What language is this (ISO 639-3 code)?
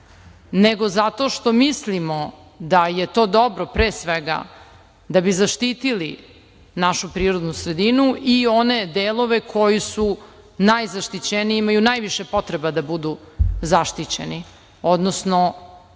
srp